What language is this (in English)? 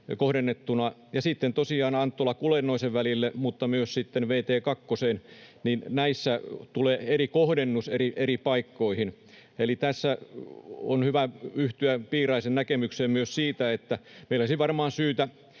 Finnish